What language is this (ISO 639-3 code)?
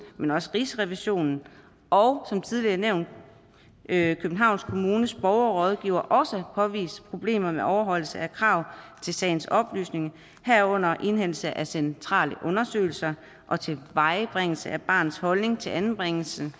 dan